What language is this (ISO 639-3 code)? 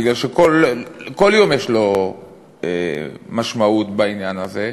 heb